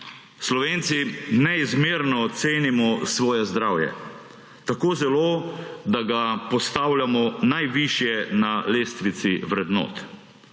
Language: Slovenian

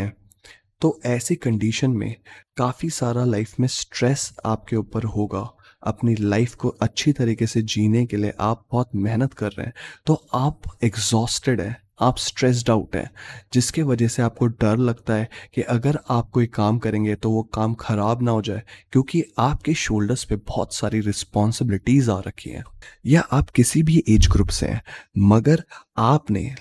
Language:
Hindi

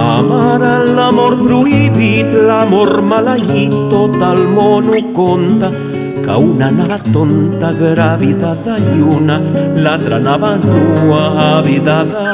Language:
Catalan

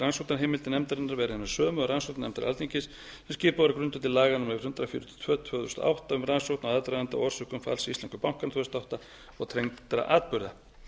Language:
Icelandic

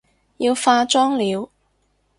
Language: Cantonese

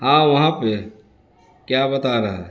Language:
Urdu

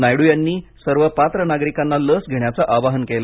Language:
Marathi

